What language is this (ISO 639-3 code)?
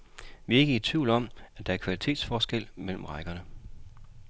dan